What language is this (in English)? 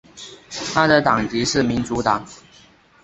Chinese